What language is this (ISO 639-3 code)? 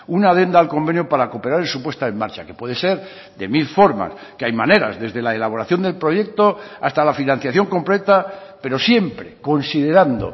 spa